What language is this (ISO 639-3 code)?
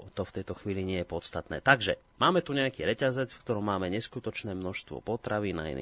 slk